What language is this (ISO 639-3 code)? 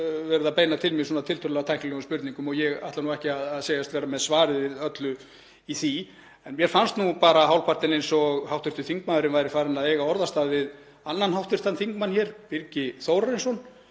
isl